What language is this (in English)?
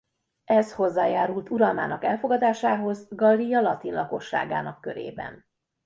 Hungarian